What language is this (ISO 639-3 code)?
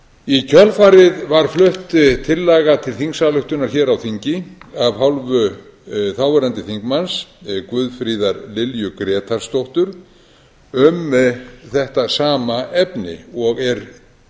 isl